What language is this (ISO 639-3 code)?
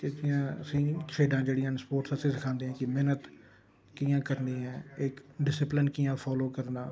doi